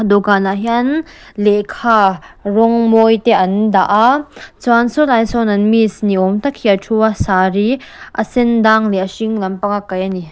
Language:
Mizo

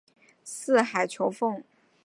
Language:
Chinese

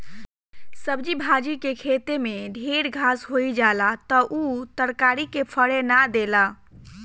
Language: Bhojpuri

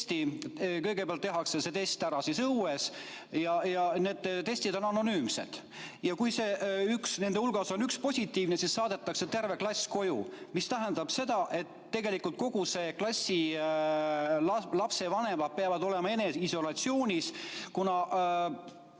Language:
Estonian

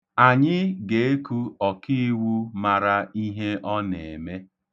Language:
Igbo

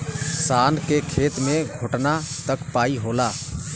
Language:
Bhojpuri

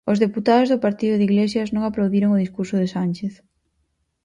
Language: Galician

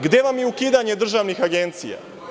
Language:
Serbian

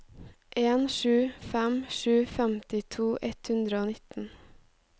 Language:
Norwegian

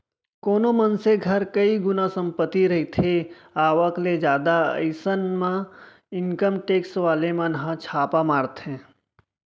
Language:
Chhattisgarhi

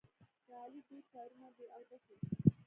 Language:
Pashto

